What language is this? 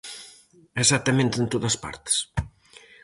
Galician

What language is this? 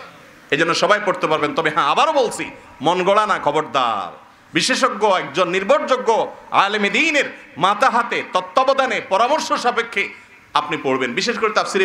Hindi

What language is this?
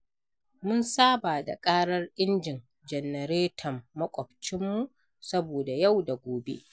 Hausa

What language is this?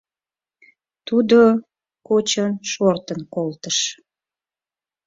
Mari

